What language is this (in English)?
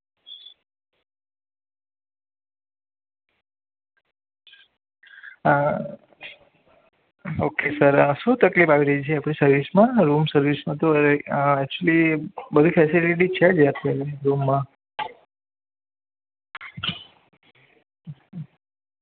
Gujarati